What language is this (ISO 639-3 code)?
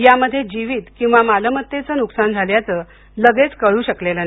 mar